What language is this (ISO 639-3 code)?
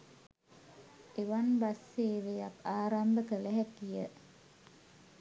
sin